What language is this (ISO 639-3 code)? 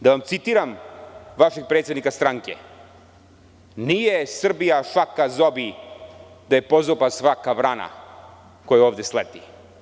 srp